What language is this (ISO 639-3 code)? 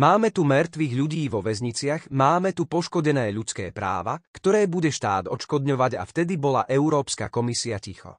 slk